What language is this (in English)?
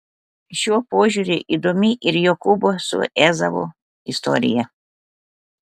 Lithuanian